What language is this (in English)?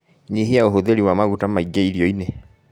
Kikuyu